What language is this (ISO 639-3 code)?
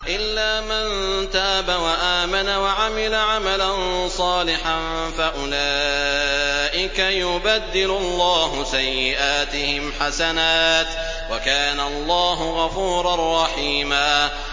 ara